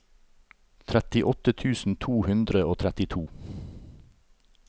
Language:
Norwegian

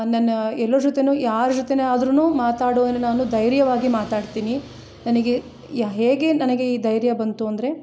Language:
Kannada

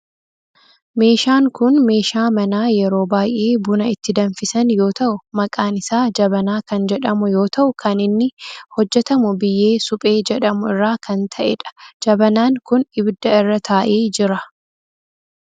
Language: Oromo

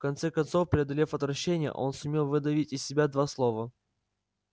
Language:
Russian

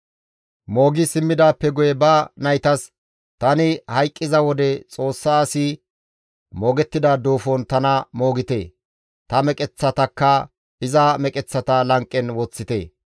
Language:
Gamo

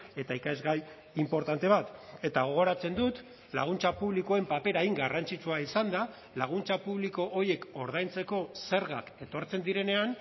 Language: Basque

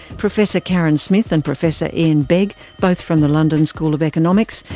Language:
English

